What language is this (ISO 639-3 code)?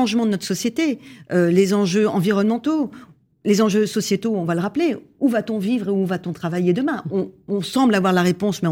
fra